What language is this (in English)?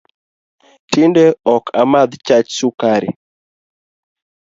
Luo (Kenya and Tanzania)